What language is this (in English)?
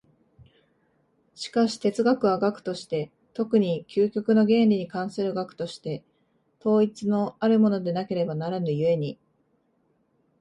Japanese